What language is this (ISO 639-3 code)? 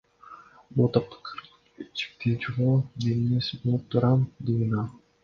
kir